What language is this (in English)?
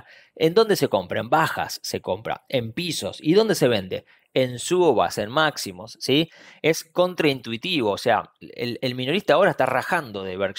Spanish